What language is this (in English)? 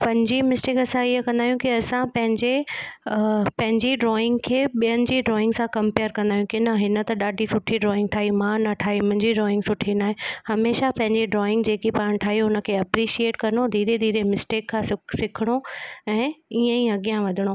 Sindhi